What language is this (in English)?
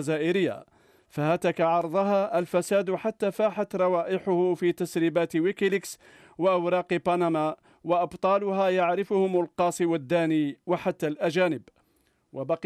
Arabic